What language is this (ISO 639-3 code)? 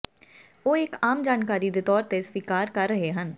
pan